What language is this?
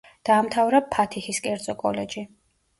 Georgian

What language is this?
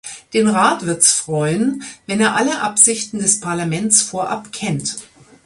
German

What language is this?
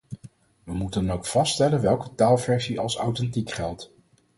Dutch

